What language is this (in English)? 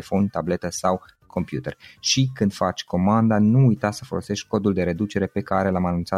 Romanian